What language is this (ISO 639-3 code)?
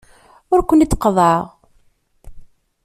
kab